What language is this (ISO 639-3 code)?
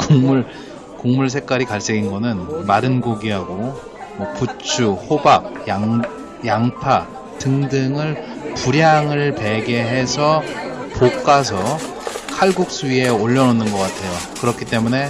kor